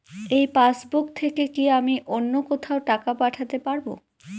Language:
Bangla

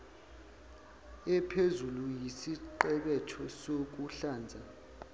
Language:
Zulu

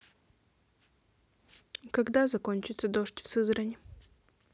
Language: Russian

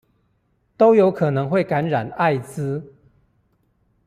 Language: Chinese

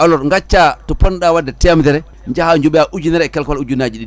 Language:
Fula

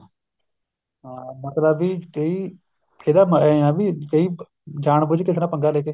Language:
Punjabi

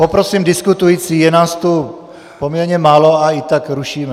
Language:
Czech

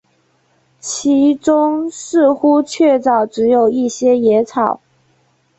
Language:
Chinese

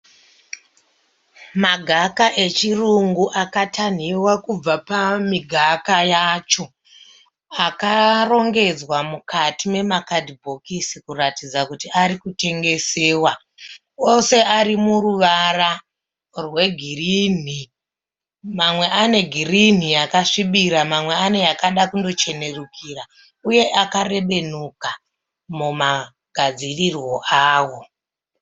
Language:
Shona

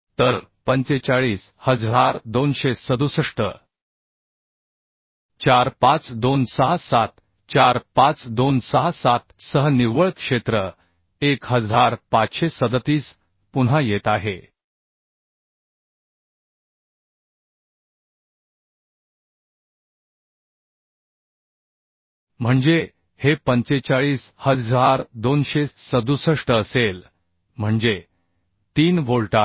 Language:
Marathi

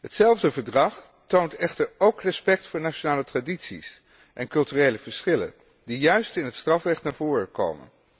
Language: Dutch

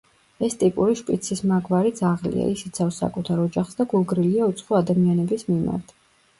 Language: Georgian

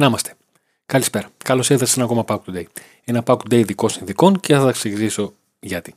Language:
Greek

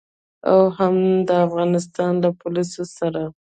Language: Pashto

